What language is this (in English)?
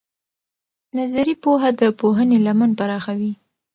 Pashto